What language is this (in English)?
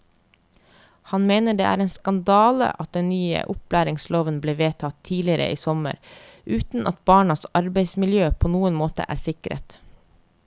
Norwegian